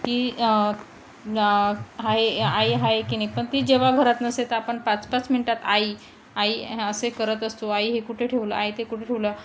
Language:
Marathi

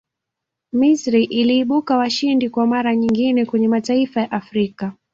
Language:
Swahili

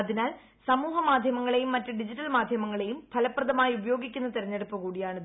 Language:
Malayalam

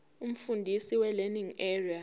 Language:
Zulu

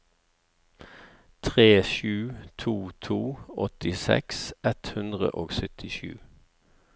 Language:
Norwegian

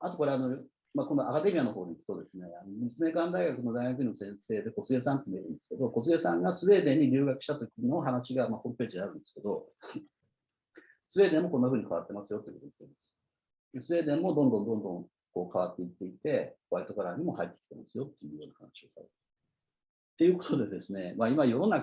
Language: Japanese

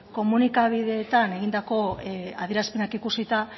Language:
Basque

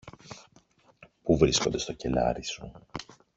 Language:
Greek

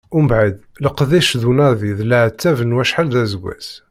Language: Kabyle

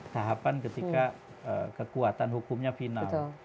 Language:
Indonesian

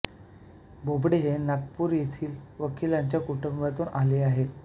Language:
Marathi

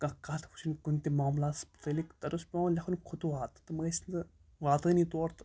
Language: Kashmiri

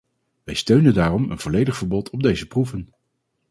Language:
Dutch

